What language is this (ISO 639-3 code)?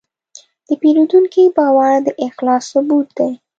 pus